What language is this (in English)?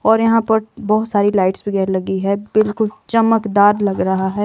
Hindi